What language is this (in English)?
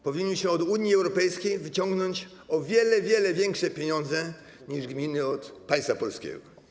Polish